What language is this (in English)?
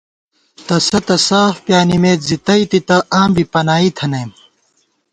Gawar-Bati